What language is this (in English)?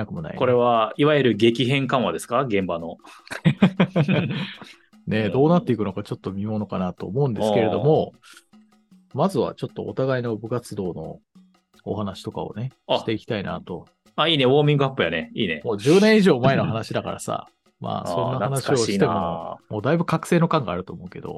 Japanese